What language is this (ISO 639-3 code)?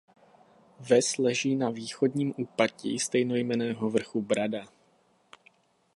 ces